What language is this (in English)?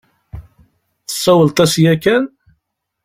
Kabyle